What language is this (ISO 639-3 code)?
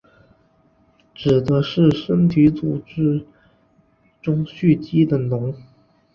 zho